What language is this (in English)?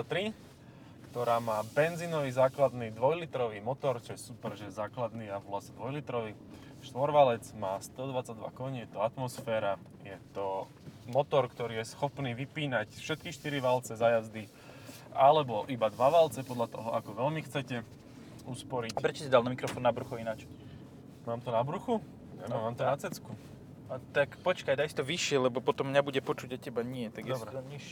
Slovak